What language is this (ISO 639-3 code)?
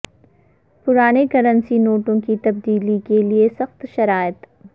urd